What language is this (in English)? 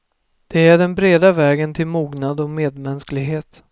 Swedish